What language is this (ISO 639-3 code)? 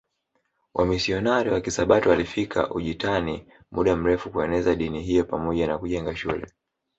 swa